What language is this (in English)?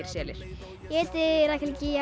Icelandic